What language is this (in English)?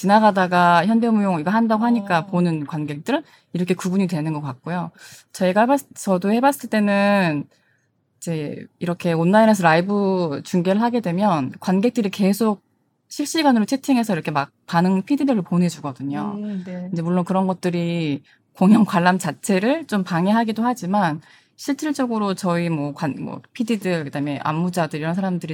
Korean